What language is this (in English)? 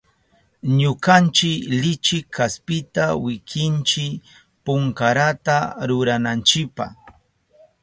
Southern Pastaza Quechua